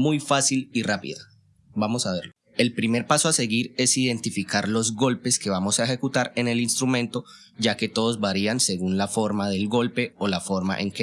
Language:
Spanish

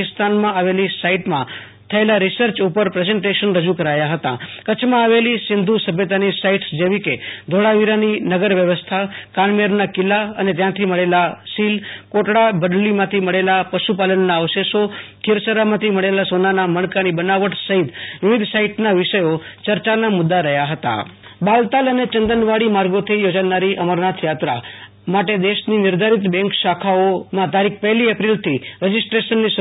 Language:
Gujarati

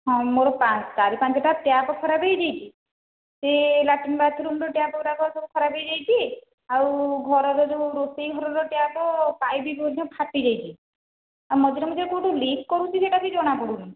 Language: Odia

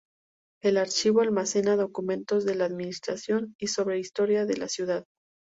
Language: Spanish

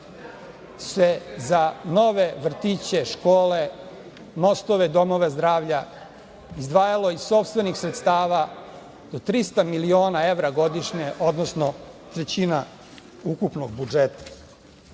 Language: Serbian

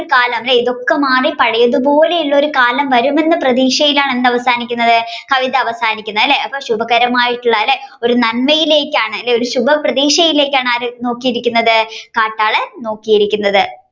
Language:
Malayalam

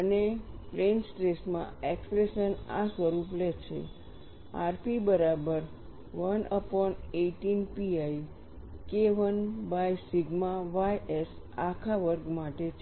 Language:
Gujarati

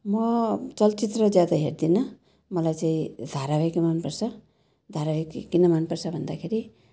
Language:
Nepali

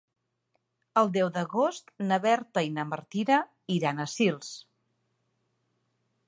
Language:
Catalan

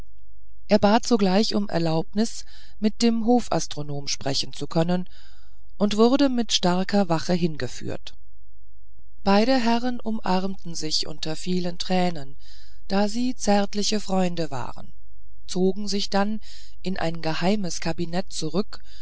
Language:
German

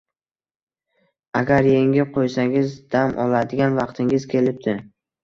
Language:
Uzbek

